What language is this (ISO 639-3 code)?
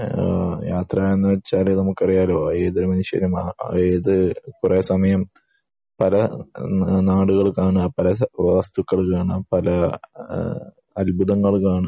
mal